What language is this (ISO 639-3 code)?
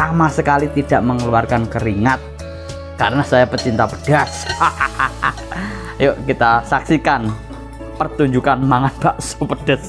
ind